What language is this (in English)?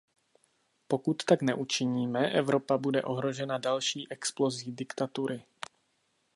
Czech